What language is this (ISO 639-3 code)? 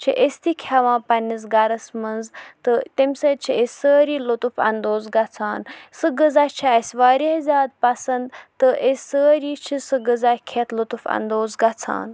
kas